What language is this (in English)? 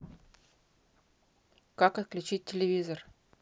Russian